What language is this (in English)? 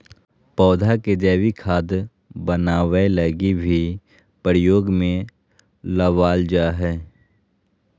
Magahi